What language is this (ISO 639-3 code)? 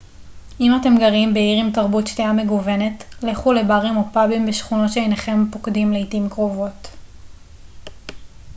heb